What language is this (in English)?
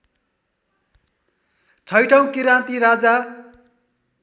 Nepali